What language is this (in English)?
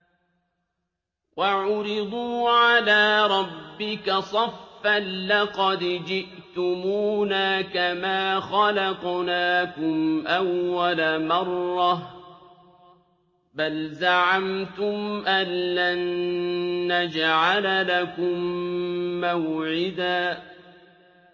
Arabic